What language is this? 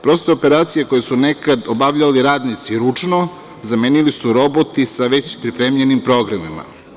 Serbian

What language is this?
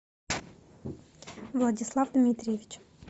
Russian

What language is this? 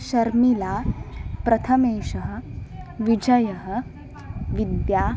Sanskrit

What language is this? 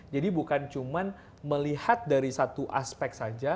Indonesian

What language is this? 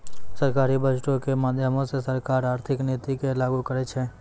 Maithili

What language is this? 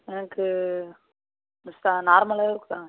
Tamil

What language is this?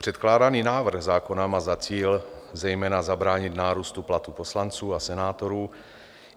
Czech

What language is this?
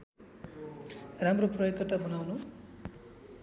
Nepali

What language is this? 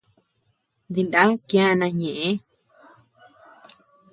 Tepeuxila Cuicatec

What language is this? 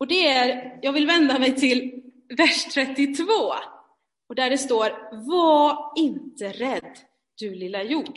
Swedish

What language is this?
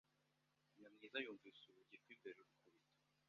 Kinyarwanda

